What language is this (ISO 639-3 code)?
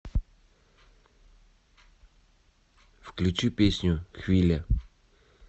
rus